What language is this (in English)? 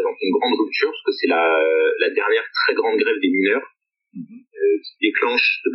French